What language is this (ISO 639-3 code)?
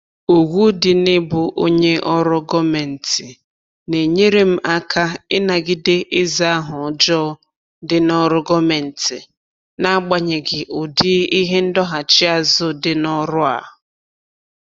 ibo